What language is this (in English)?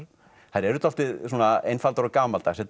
Icelandic